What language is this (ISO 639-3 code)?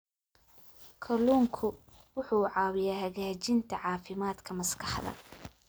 som